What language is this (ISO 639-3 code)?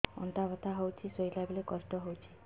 ori